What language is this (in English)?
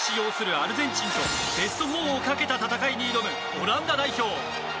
Japanese